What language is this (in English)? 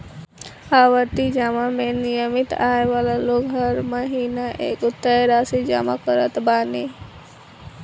Bhojpuri